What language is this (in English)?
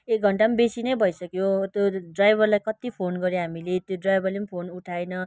Nepali